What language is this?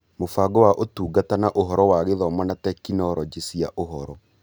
Kikuyu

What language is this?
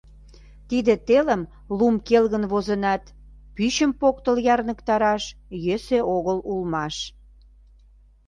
Mari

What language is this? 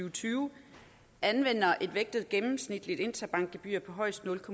Danish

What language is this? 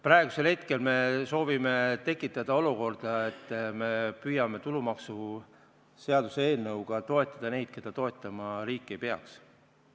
Estonian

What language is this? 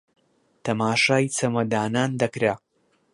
Central Kurdish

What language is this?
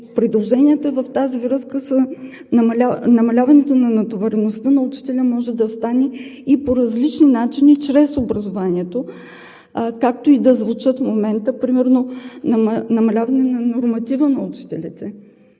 Bulgarian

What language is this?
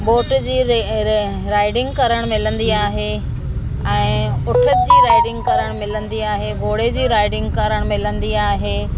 Sindhi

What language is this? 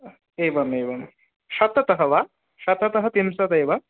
Sanskrit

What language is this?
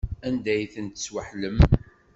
Kabyle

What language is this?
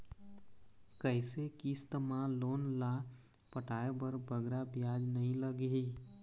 Chhattisgarhi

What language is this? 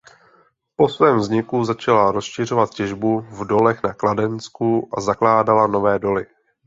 Czech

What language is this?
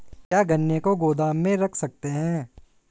Hindi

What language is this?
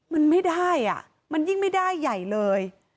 Thai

